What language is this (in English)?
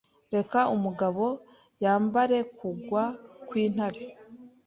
Kinyarwanda